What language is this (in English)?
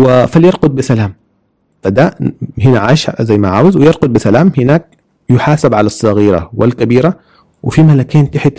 Arabic